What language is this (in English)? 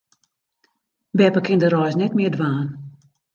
Western Frisian